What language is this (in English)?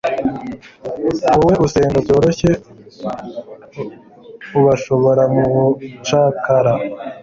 Kinyarwanda